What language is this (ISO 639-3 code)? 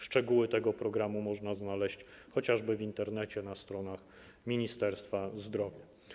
pol